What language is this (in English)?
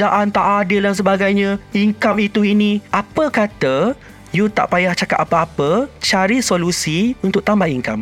Malay